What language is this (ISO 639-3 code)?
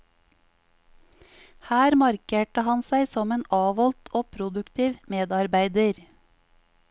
nor